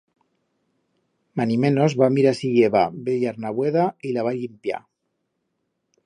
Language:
Aragonese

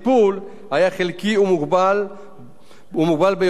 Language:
Hebrew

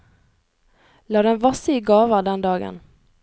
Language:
Norwegian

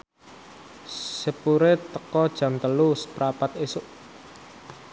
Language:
Javanese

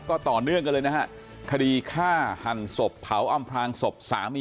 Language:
Thai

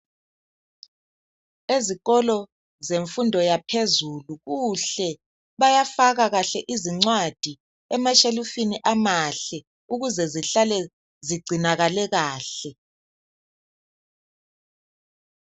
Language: North Ndebele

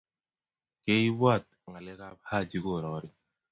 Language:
Kalenjin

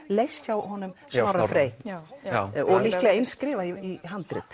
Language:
Icelandic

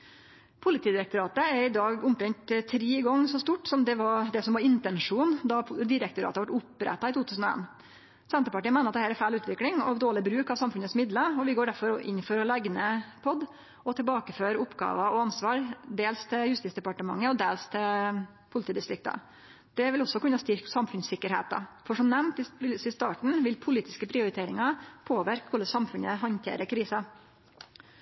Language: Norwegian Nynorsk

